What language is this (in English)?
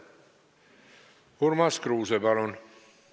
Estonian